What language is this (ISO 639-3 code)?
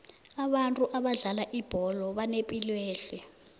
nbl